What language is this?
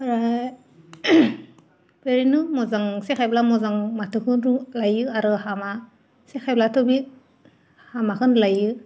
Bodo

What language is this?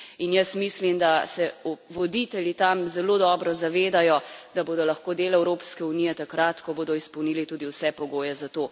Slovenian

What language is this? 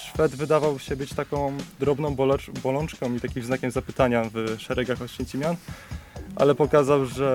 Polish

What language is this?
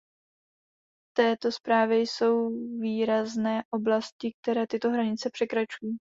Czech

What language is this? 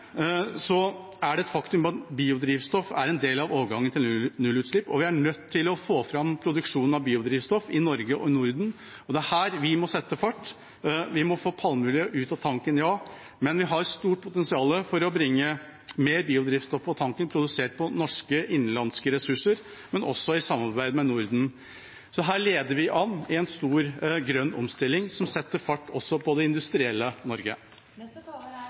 Norwegian Bokmål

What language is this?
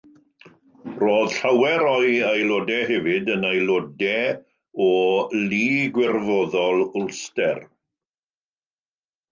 Welsh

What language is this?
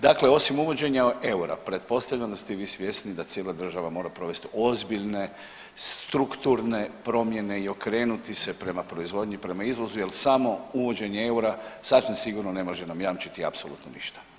Croatian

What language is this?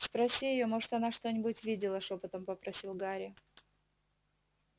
Russian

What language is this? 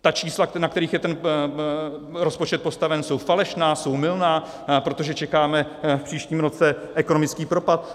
Czech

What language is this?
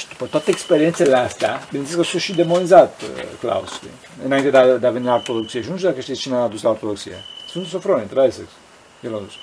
Romanian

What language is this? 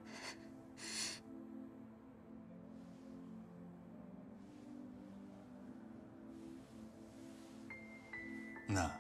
Japanese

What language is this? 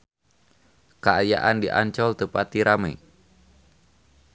Sundanese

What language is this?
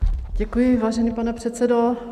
Czech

